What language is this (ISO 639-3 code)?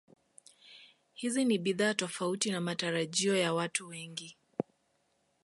swa